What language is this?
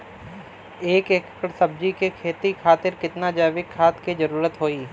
Bhojpuri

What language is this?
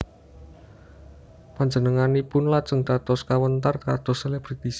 Javanese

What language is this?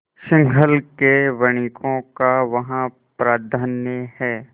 Hindi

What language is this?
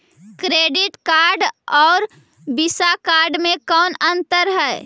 Magahi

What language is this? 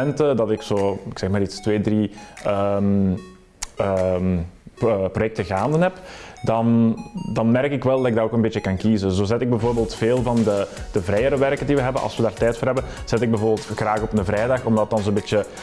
Dutch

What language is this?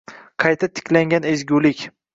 Uzbek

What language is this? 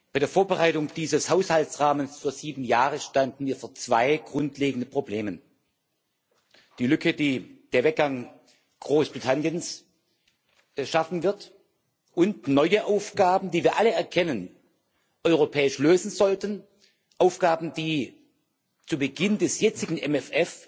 German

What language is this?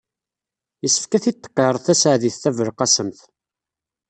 Kabyle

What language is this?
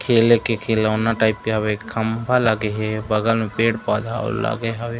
Chhattisgarhi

